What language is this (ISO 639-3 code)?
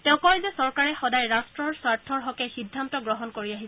asm